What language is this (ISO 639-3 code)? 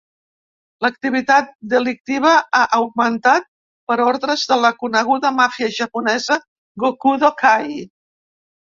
cat